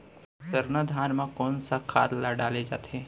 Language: Chhattisgarhi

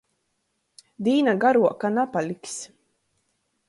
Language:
Latgalian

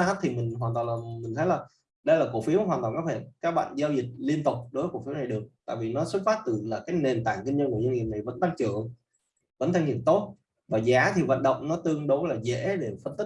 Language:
Vietnamese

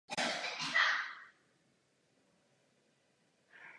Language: Czech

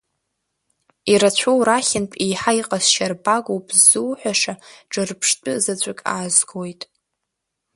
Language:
Abkhazian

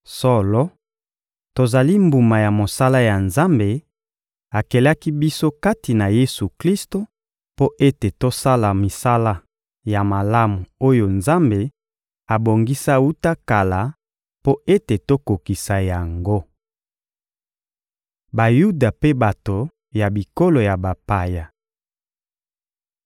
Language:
Lingala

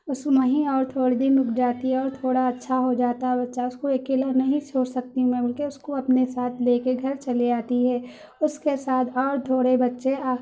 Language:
Urdu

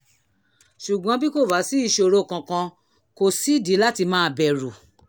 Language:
Yoruba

